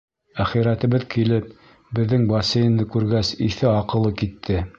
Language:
Bashkir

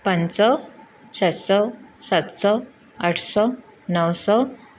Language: Sindhi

